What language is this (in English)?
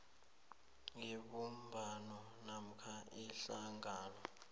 South Ndebele